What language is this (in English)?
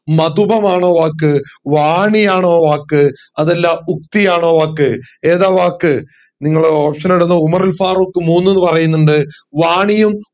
Malayalam